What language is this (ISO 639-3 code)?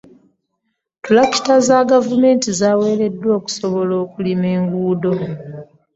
lug